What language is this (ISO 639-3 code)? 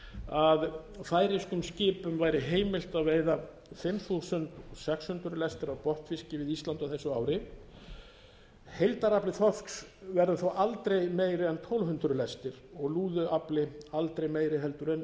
isl